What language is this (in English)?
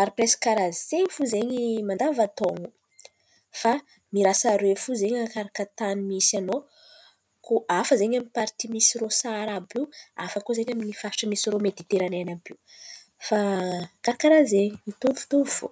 Antankarana Malagasy